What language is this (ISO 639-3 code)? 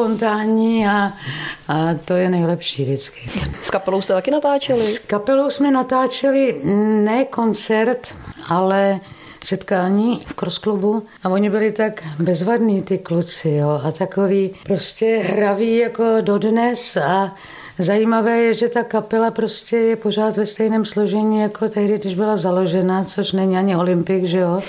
ces